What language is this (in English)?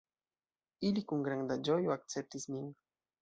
Esperanto